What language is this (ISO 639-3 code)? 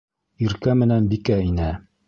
bak